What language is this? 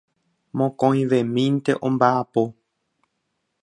Guarani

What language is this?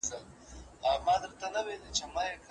Pashto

